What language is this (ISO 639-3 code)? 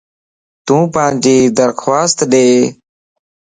lss